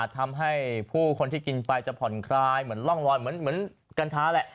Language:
Thai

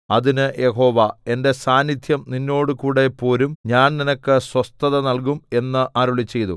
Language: Malayalam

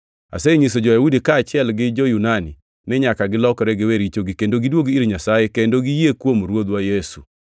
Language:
Luo (Kenya and Tanzania)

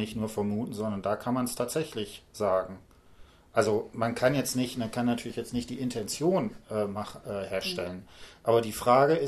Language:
German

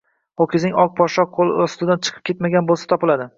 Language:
Uzbek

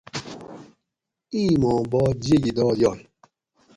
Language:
Gawri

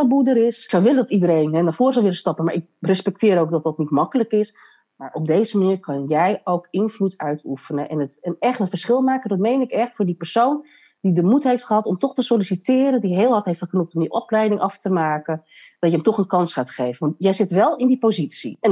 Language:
Dutch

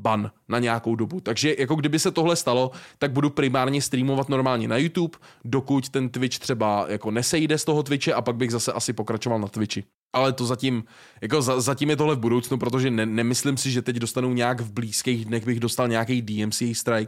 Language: Czech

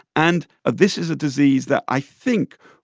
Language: English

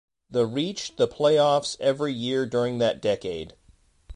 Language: English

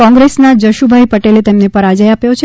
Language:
Gujarati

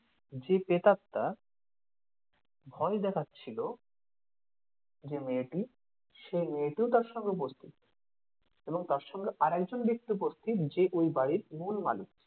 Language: Bangla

